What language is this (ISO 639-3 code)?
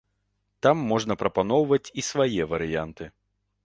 bel